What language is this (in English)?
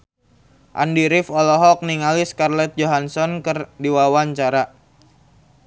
Sundanese